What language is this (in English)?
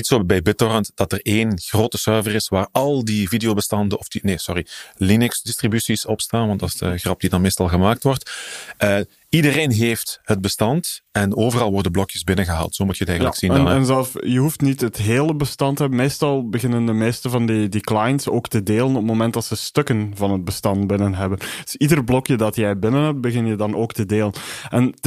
Dutch